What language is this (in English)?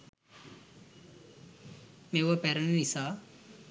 Sinhala